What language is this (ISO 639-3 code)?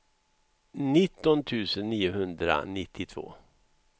swe